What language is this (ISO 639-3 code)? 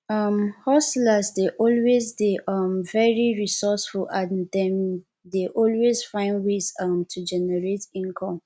pcm